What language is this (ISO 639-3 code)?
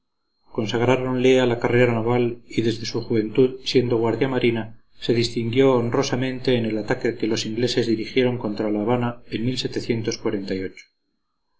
spa